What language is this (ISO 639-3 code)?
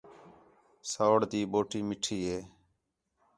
xhe